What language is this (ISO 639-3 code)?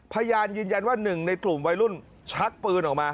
tha